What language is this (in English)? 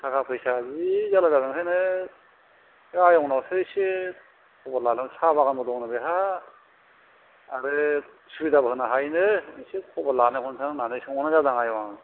Bodo